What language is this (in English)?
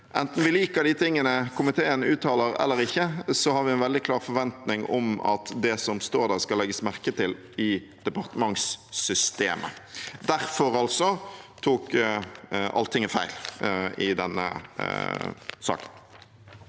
Norwegian